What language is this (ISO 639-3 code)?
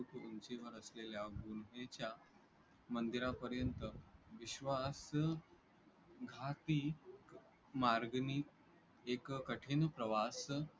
mar